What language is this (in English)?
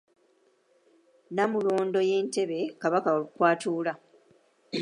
Ganda